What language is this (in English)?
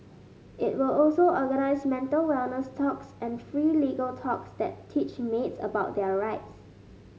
English